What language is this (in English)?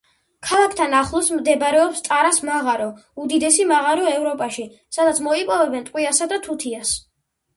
Georgian